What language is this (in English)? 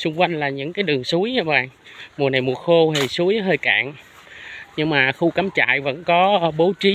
Vietnamese